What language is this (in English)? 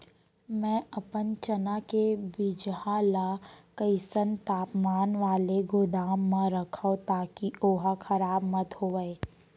Chhattisgarhi